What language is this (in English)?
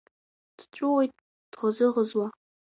Abkhazian